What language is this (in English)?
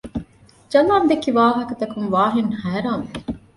Divehi